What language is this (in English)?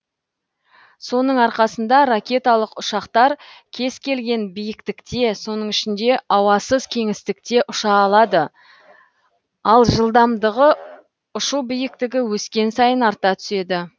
Kazakh